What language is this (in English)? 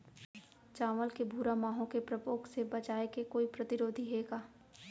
Chhattisgarhi